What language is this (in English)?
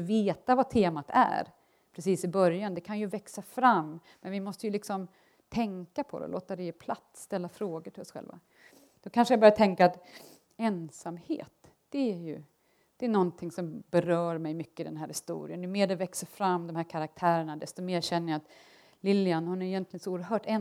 Swedish